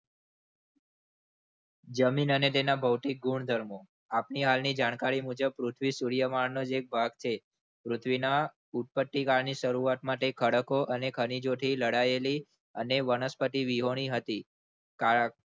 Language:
Gujarati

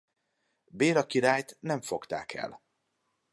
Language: Hungarian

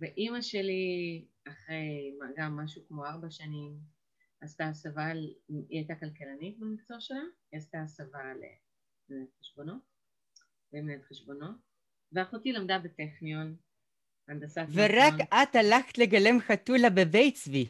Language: Hebrew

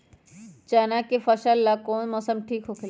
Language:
Magahi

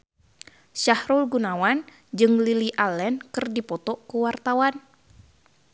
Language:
Sundanese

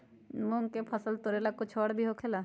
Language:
Magahi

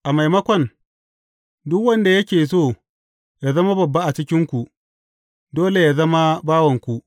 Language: Hausa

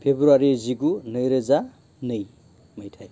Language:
Bodo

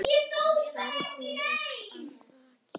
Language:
Icelandic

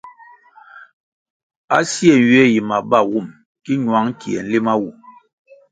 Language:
Kwasio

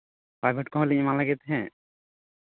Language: Santali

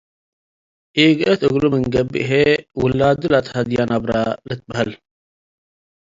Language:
Tigre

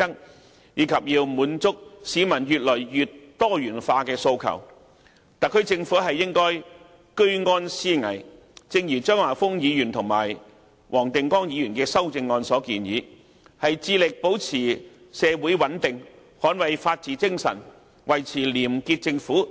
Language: Cantonese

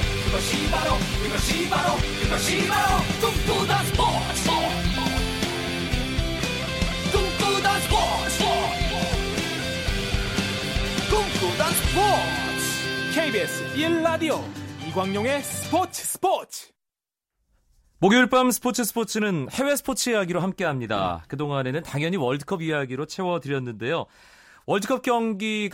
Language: Korean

